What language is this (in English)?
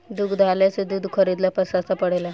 Bhojpuri